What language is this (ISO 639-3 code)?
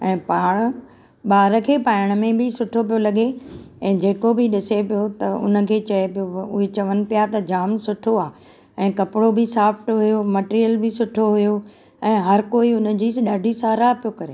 snd